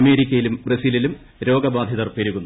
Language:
Malayalam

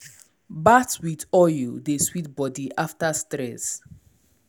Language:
Nigerian Pidgin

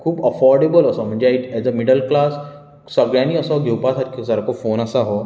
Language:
Konkani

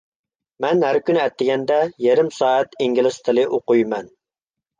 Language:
Uyghur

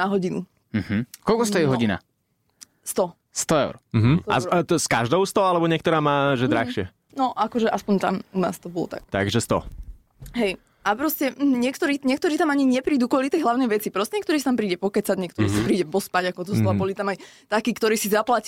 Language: Slovak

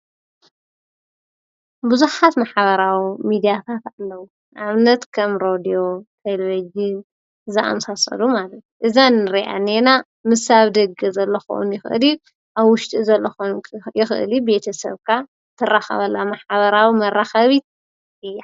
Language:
Tigrinya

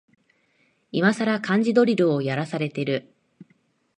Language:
Japanese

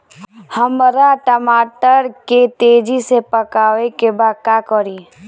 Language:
Bhojpuri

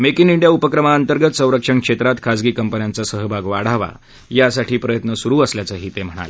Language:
Marathi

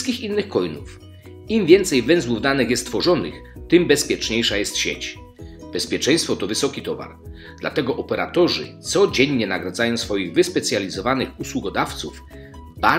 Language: Polish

